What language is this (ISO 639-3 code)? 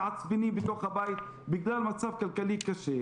heb